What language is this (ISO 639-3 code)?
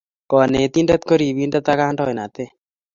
kln